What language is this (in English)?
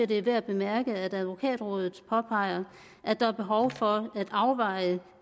Danish